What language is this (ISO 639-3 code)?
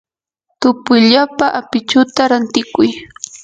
qur